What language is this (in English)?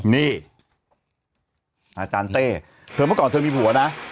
Thai